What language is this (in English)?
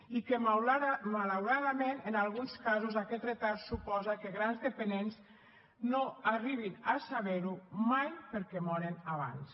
Catalan